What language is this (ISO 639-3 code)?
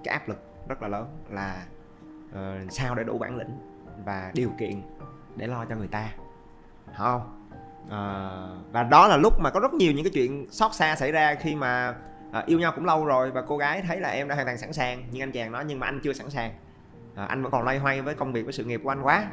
vie